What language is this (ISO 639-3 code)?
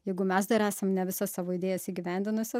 lit